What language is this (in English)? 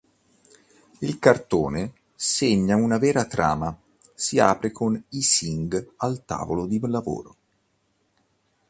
Italian